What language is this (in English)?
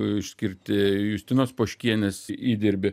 Lithuanian